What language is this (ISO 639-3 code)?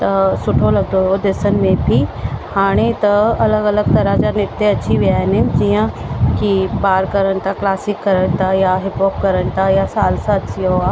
snd